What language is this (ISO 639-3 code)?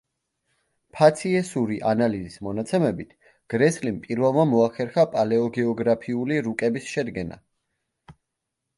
kat